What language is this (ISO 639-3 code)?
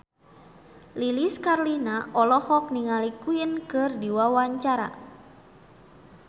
sun